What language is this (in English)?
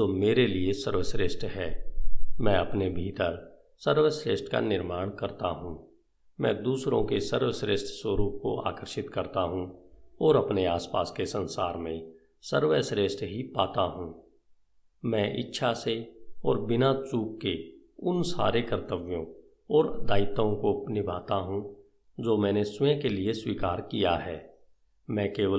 Hindi